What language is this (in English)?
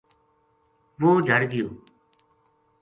Gujari